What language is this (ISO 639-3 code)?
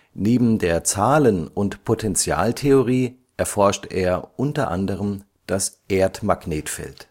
deu